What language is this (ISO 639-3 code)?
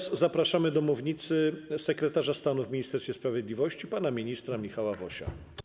pol